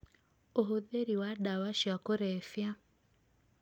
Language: Kikuyu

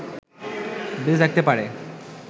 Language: Bangla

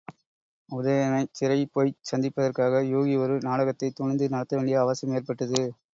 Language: Tamil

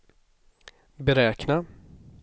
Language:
Swedish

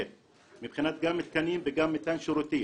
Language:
Hebrew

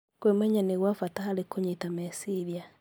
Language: Kikuyu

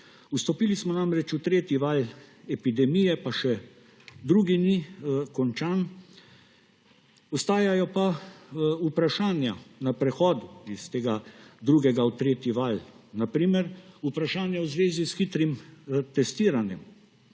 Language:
Slovenian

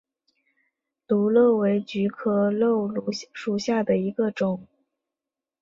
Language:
Chinese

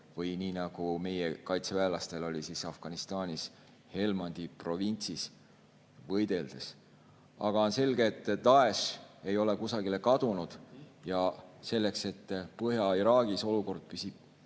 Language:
Estonian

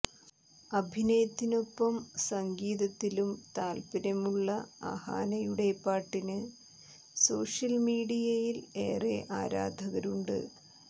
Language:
Malayalam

